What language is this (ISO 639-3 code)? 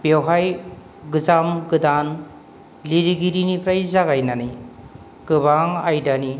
brx